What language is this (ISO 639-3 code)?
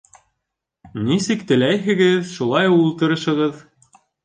bak